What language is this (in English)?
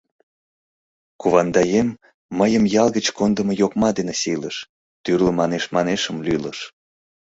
Mari